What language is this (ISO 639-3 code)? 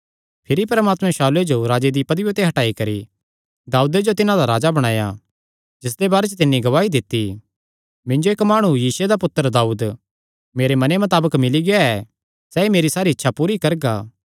xnr